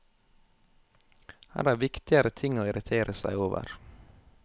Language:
Norwegian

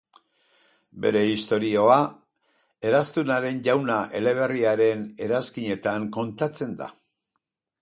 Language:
Basque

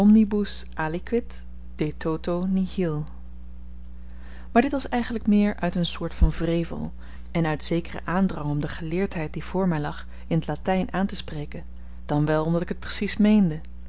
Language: Dutch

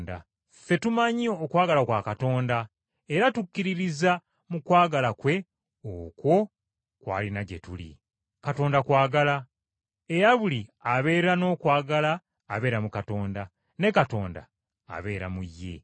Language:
Ganda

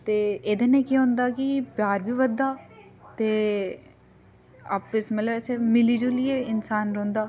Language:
Dogri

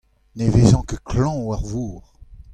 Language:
Breton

